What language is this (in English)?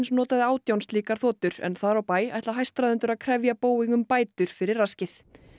Icelandic